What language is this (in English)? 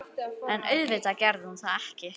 Icelandic